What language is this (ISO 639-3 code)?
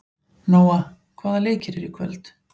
isl